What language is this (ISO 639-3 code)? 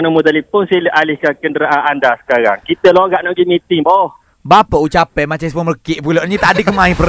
msa